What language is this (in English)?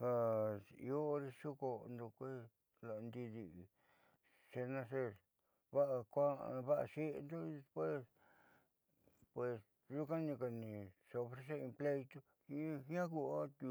Southeastern Nochixtlán Mixtec